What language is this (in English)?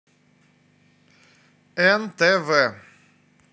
Russian